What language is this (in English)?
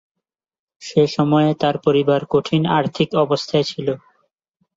Bangla